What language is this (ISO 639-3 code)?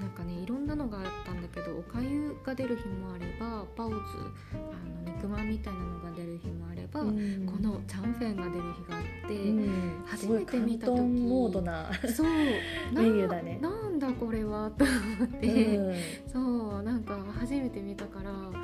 jpn